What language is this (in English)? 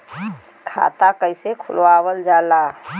Bhojpuri